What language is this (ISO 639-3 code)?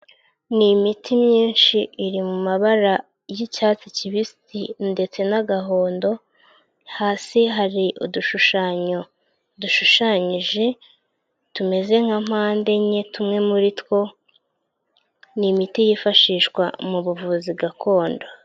kin